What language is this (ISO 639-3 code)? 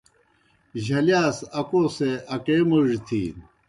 plk